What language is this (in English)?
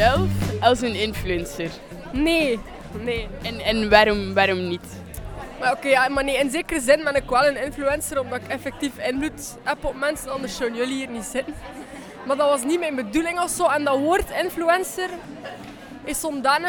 Dutch